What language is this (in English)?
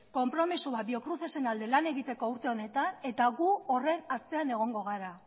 Basque